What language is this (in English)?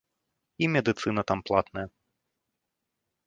Belarusian